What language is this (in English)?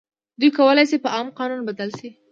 Pashto